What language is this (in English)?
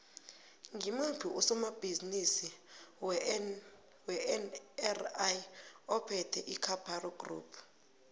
South Ndebele